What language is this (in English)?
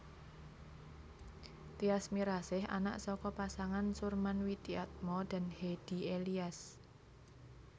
Javanese